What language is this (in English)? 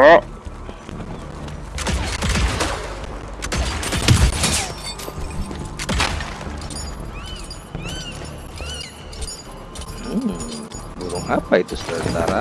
Indonesian